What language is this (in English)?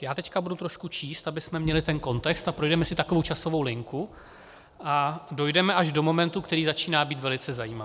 Czech